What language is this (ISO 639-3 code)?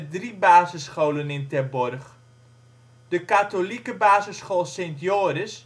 nld